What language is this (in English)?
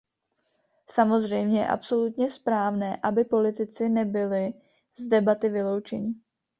Czech